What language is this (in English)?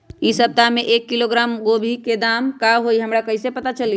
Magahi